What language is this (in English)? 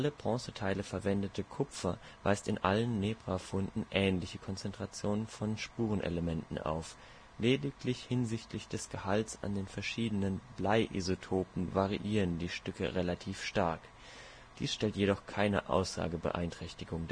German